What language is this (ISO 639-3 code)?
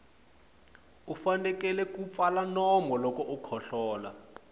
tso